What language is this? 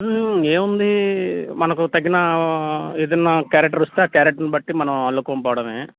Telugu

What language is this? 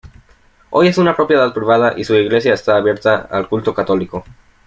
Spanish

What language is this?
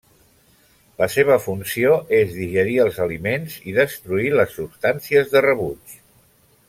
Catalan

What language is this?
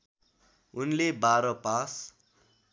Nepali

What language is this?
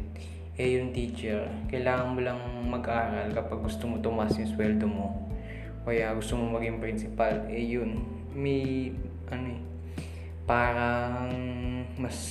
Filipino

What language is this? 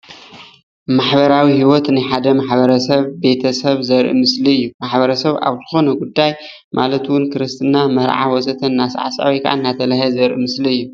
Tigrinya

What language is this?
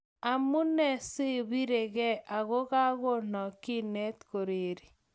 Kalenjin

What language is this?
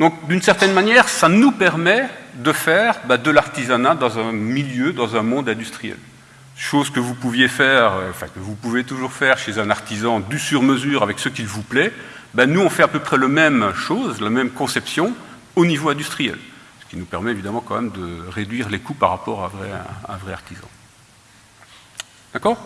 French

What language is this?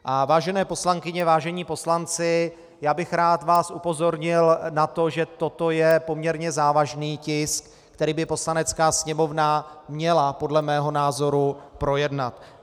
Czech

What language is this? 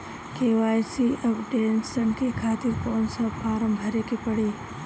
Bhojpuri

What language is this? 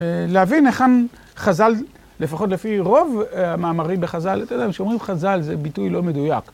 Hebrew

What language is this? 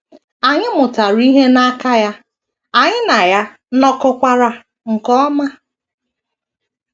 Igbo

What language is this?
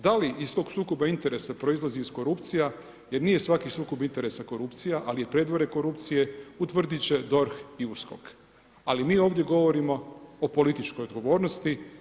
Croatian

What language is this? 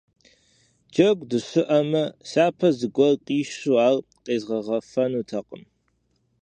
Kabardian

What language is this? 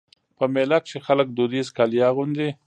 Pashto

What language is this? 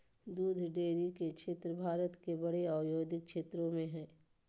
Magahi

